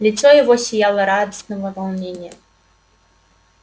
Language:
Russian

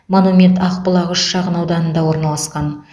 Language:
Kazakh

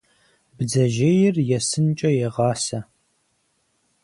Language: Kabardian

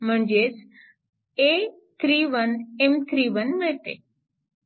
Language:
Marathi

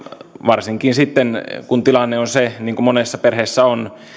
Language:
Finnish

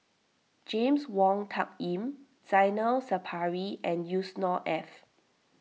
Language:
English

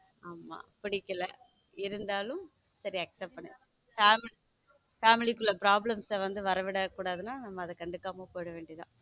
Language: Tamil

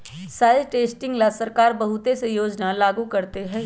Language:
Magahi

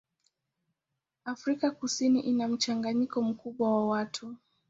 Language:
Swahili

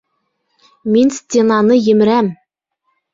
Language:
Bashkir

